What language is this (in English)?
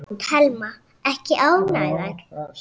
Icelandic